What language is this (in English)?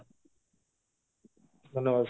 Odia